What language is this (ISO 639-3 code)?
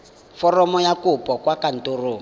tsn